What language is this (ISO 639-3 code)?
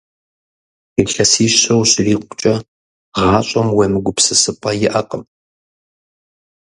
kbd